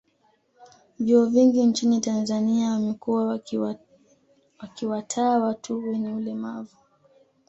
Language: Swahili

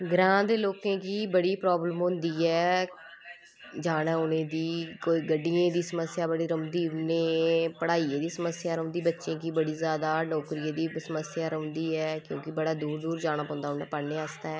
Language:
Dogri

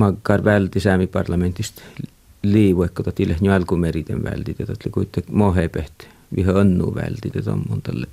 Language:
Finnish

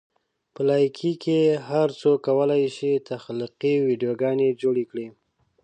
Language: Pashto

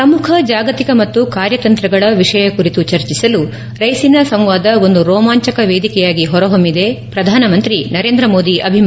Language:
Kannada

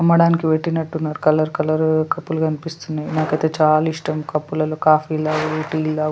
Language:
Telugu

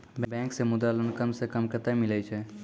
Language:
Maithili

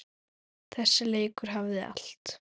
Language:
Icelandic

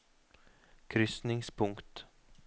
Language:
Norwegian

